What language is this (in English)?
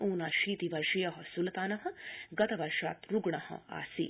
Sanskrit